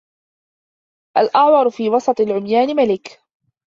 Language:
Arabic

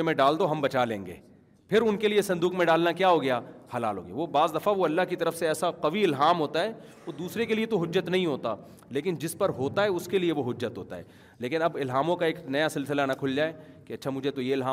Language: Urdu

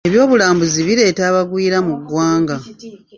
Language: Ganda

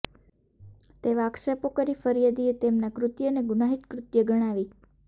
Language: Gujarati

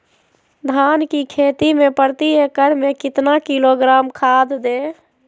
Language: Magahi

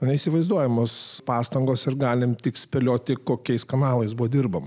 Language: Lithuanian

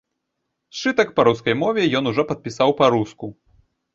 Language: Belarusian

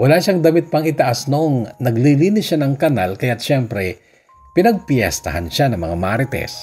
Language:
Filipino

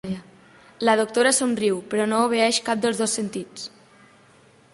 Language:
Catalan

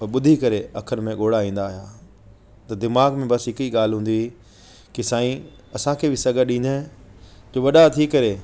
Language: Sindhi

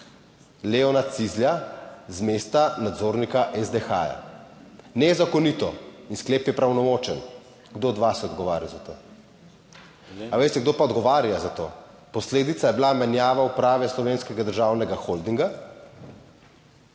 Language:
Slovenian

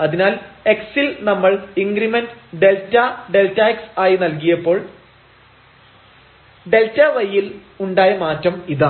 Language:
Malayalam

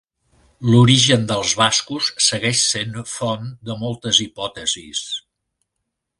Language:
Catalan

